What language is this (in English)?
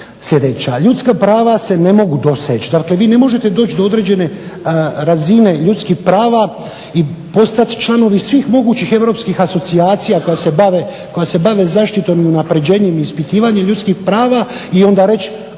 Croatian